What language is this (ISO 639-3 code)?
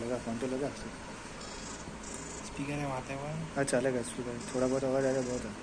hin